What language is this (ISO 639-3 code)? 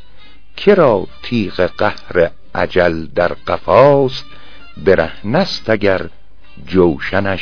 fas